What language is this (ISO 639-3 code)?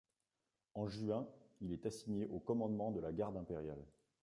fra